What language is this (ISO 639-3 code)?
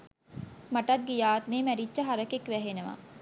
sin